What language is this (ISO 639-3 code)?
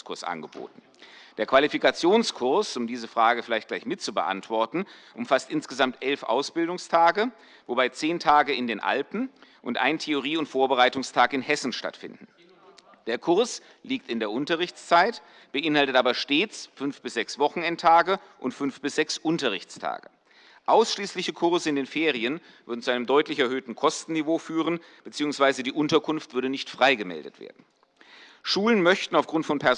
deu